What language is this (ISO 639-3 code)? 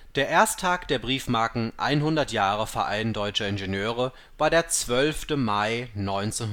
deu